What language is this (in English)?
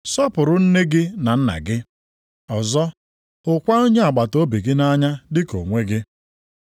Igbo